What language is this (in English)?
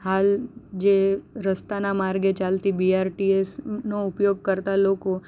Gujarati